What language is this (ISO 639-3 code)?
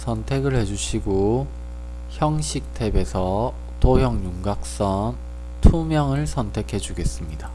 kor